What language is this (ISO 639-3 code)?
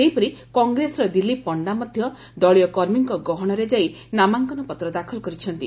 ori